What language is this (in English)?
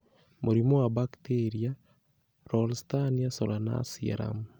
Kikuyu